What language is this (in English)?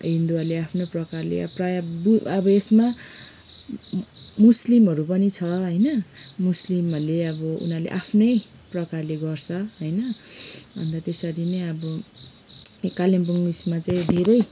Nepali